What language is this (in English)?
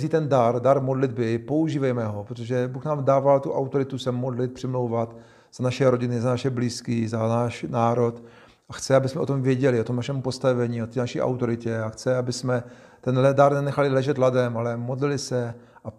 Czech